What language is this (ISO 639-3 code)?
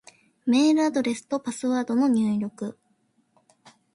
jpn